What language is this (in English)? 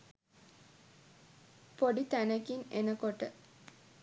Sinhala